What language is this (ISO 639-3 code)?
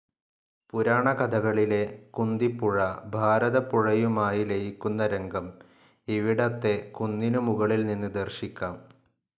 mal